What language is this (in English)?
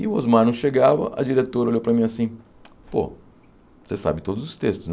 Portuguese